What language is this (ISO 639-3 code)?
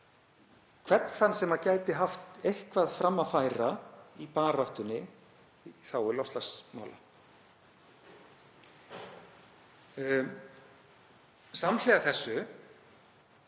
isl